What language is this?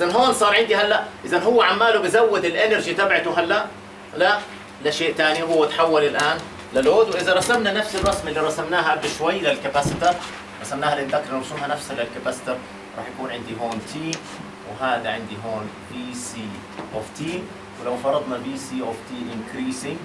Arabic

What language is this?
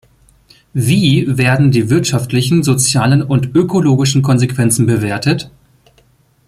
German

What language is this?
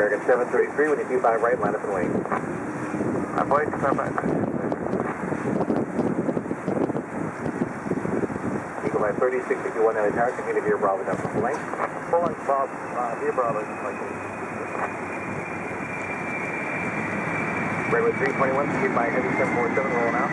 English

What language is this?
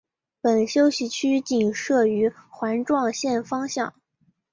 Chinese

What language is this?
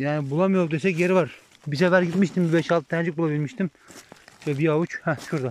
Turkish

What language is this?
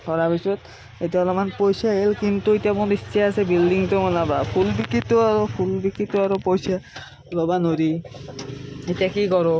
Assamese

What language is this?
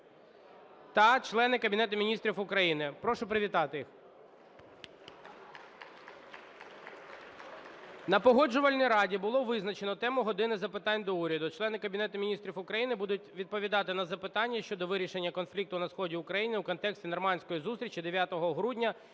Ukrainian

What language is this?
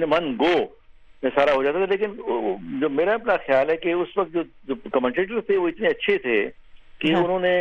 Urdu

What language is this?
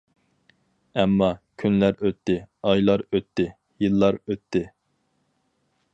Uyghur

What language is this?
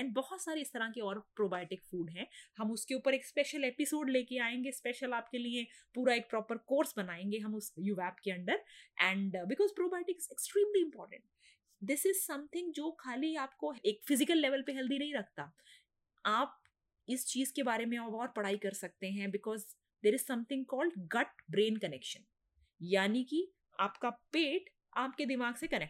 Hindi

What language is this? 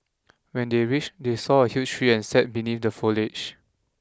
English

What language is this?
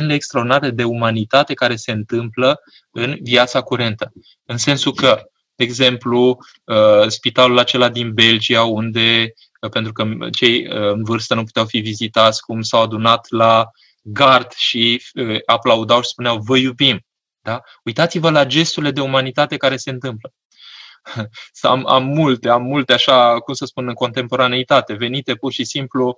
Romanian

